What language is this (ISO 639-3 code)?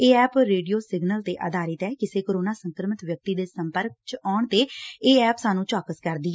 pan